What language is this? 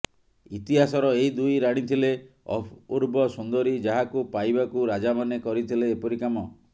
Odia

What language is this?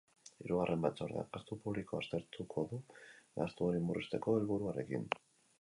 Basque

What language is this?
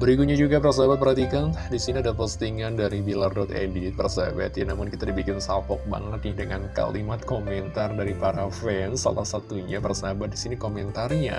Indonesian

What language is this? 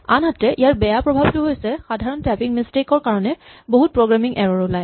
Assamese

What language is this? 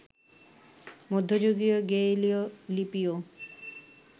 Bangla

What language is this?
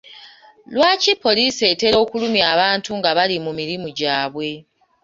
Ganda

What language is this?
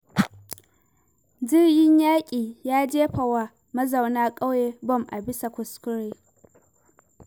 Hausa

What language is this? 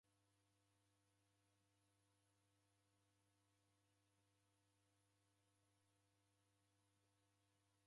Taita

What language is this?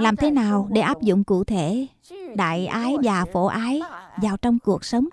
Vietnamese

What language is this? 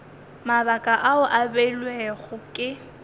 Northern Sotho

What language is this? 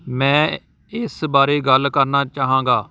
Punjabi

